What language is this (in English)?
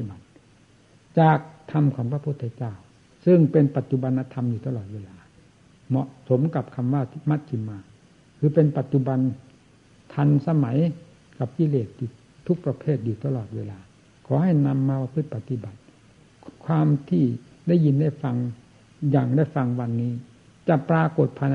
Thai